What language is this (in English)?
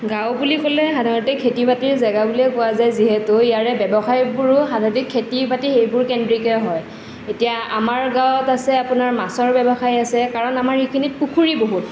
Assamese